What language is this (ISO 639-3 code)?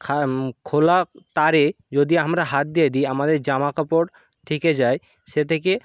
ben